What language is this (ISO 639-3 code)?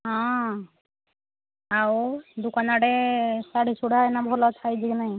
ori